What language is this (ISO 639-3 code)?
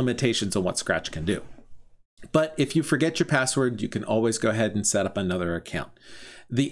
eng